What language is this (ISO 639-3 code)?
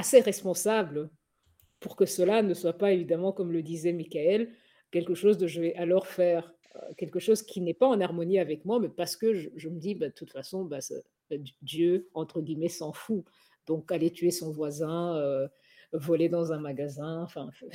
fra